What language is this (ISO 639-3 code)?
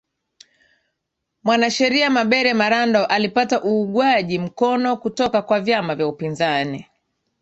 swa